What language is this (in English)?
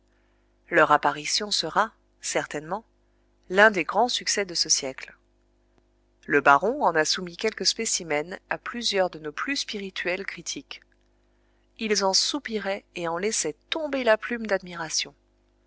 French